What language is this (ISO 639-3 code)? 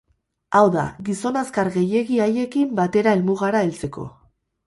eus